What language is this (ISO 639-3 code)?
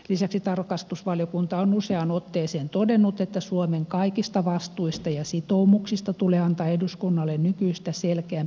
fin